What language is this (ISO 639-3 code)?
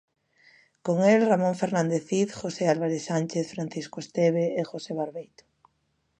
glg